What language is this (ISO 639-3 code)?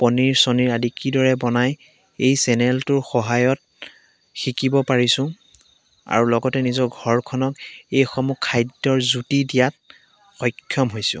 asm